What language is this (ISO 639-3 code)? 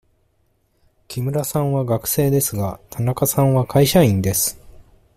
jpn